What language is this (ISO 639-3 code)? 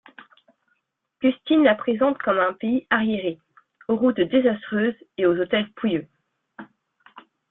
fra